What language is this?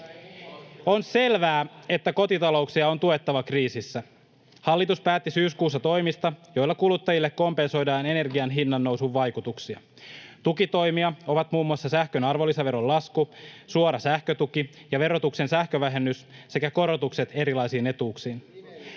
Finnish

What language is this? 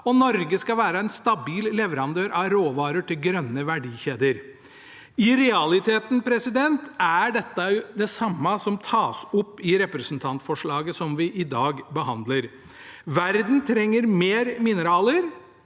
Norwegian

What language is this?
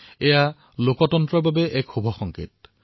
Assamese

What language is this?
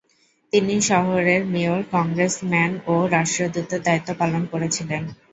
Bangla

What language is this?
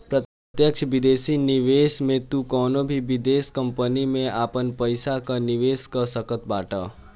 Bhojpuri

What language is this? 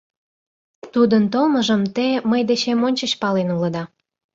Mari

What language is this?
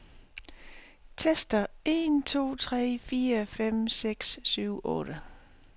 Danish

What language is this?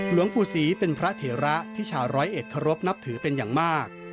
Thai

